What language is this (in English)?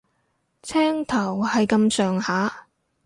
Cantonese